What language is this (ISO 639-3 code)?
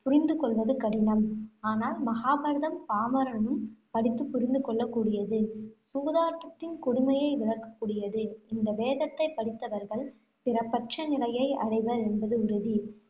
tam